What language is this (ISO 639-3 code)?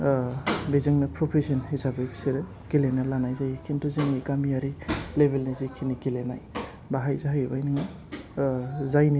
brx